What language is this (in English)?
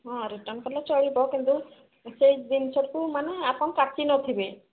Odia